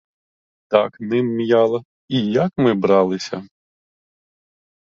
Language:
Ukrainian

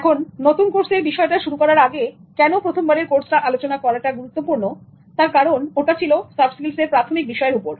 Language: Bangla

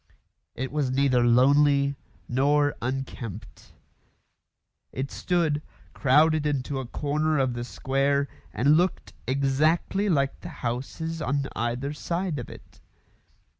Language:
English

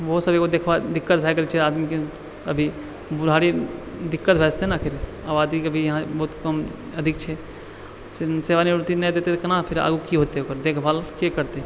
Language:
Maithili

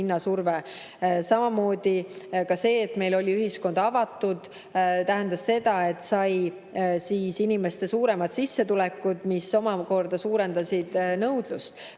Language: Estonian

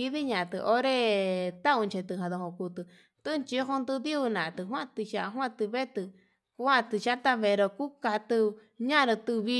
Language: Yutanduchi Mixtec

